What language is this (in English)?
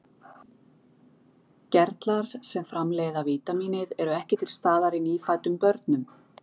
Icelandic